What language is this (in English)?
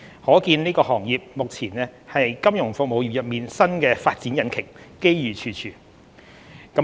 Cantonese